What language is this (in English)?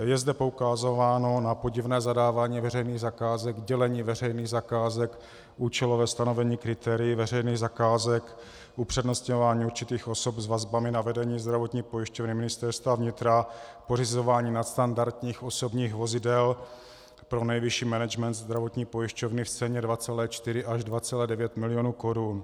Czech